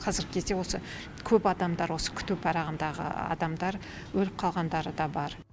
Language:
Kazakh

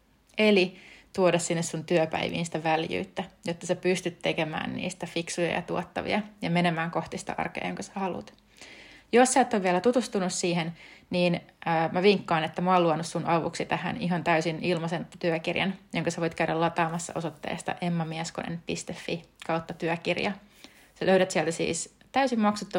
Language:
Finnish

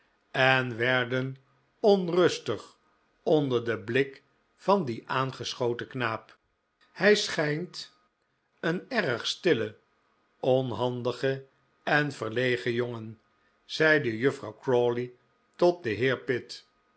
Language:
Dutch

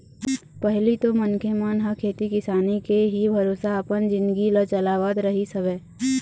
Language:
Chhattisgarhi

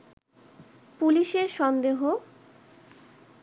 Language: Bangla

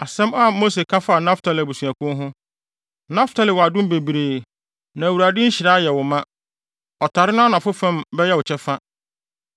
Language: Akan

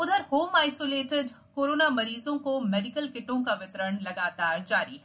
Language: Hindi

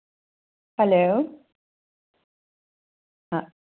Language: Dogri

